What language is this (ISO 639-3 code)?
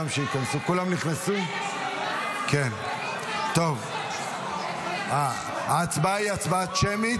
heb